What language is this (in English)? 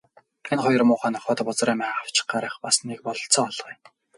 Mongolian